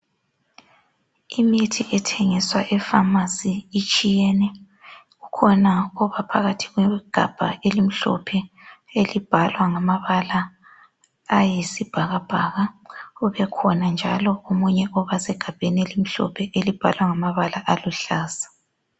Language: North Ndebele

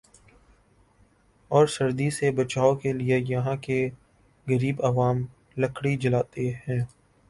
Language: Urdu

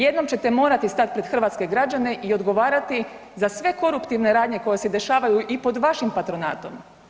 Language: Croatian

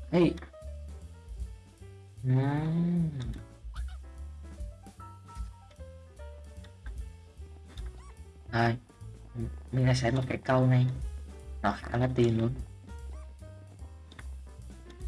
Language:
Vietnamese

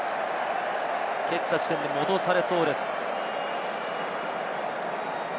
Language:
Japanese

